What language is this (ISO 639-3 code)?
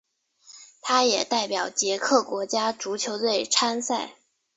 zho